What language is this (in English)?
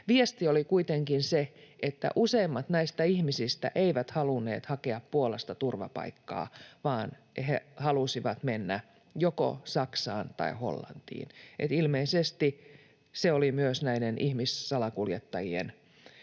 Finnish